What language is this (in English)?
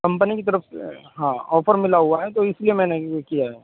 Urdu